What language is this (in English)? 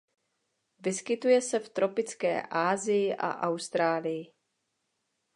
Czech